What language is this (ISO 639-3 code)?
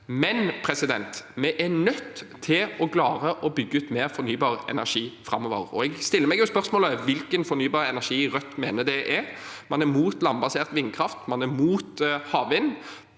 nor